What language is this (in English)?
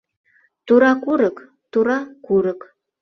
Mari